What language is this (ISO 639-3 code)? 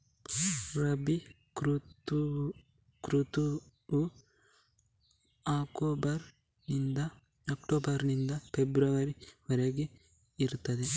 kan